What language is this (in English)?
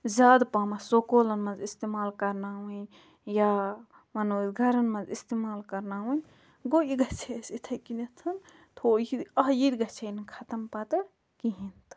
Kashmiri